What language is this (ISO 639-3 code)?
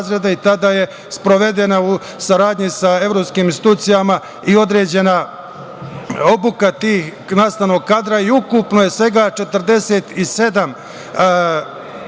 srp